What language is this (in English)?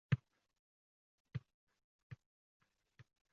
Uzbek